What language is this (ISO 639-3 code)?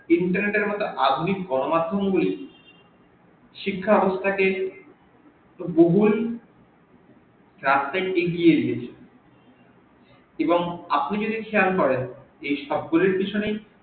ben